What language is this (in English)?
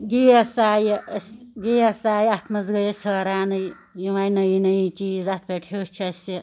Kashmiri